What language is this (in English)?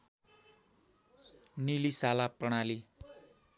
Nepali